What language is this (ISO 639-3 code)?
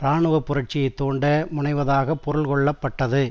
tam